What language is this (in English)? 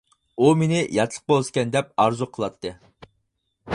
Uyghur